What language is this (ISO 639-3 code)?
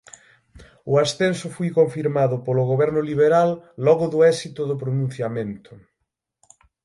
glg